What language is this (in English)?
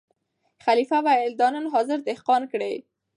Pashto